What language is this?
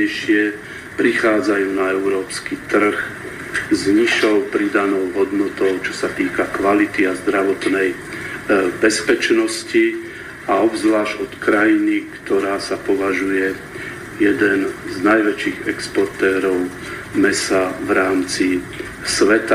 Slovak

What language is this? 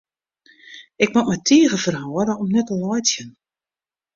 Western Frisian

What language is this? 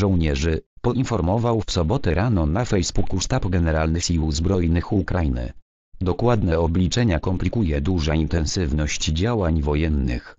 Polish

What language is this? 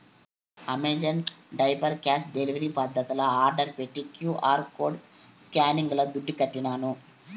Telugu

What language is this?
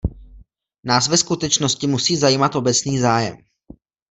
Czech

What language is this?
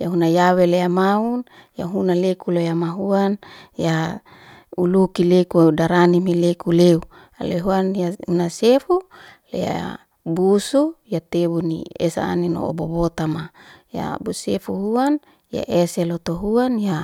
Liana-Seti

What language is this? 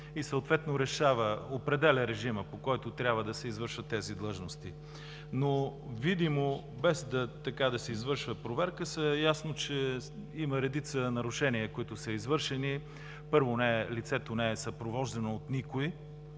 Bulgarian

